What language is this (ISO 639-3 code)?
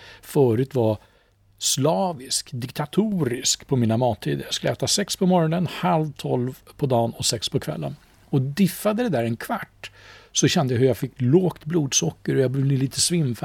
swe